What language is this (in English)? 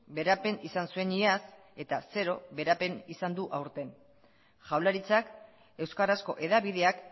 Basque